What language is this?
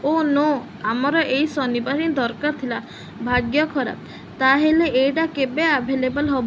Odia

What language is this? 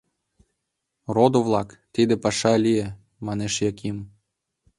Mari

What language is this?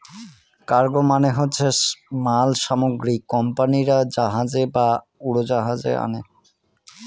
Bangla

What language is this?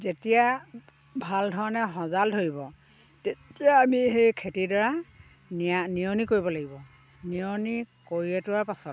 Assamese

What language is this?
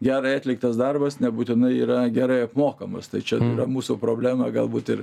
Lithuanian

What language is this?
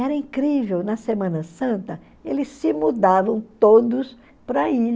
Portuguese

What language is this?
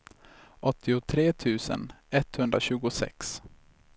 Swedish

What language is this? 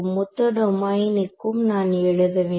Tamil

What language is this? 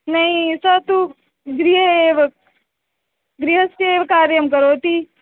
Sanskrit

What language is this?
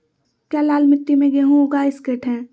Magahi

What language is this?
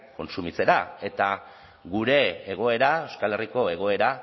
Basque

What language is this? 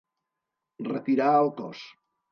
Catalan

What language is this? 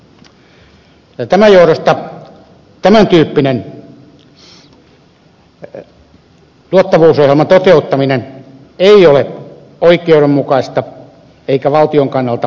Finnish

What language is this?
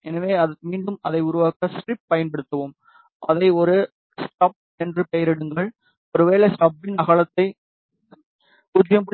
Tamil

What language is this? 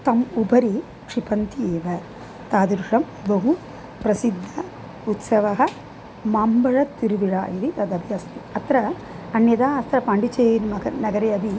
Sanskrit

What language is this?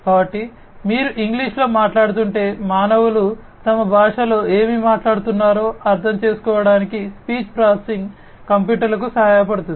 Telugu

